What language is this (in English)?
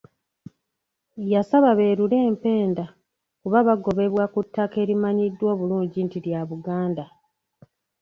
Ganda